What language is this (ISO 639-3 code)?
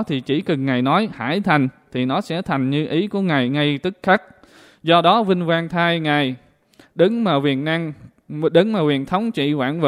vie